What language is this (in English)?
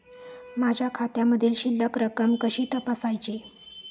Marathi